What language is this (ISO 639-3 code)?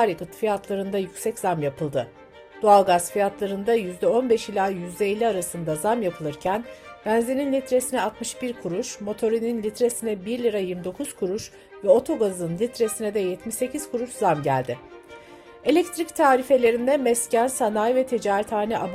tur